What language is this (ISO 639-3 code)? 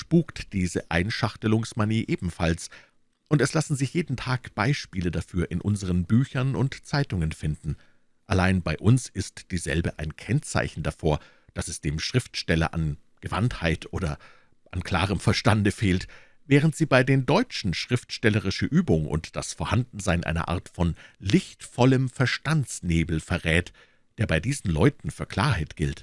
deu